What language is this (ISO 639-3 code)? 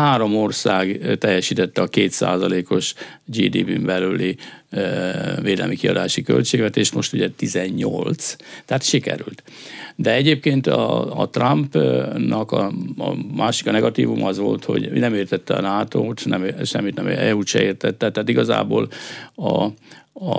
hun